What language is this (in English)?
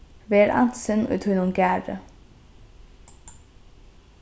Faroese